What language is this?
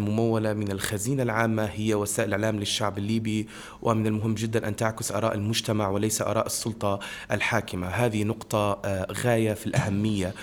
Arabic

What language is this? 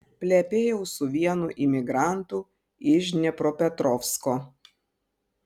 Lithuanian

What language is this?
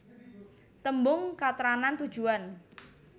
Javanese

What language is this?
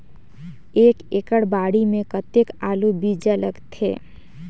Chhattisgarhi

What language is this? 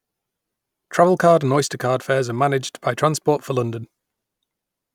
English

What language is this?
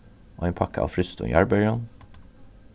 Faroese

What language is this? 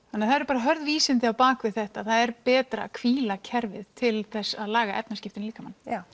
Icelandic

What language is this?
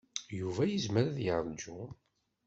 Kabyle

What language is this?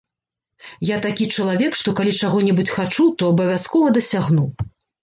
Belarusian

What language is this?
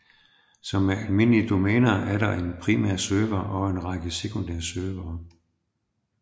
Danish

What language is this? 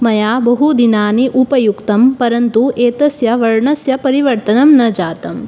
Sanskrit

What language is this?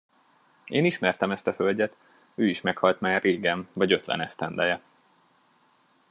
Hungarian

